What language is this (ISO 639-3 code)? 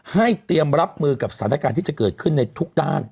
tha